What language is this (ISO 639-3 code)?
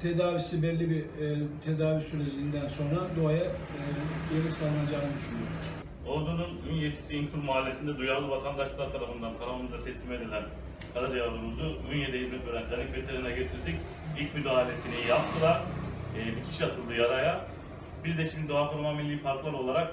tur